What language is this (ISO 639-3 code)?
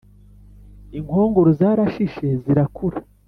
kin